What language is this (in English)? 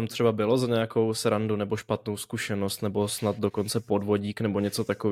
Czech